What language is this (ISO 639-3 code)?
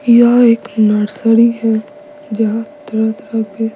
hin